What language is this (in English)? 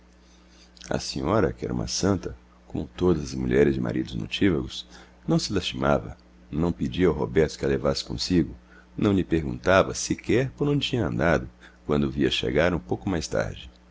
Portuguese